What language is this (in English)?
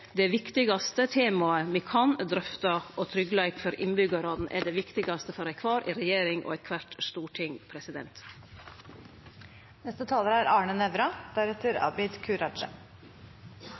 Norwegian Nynorsk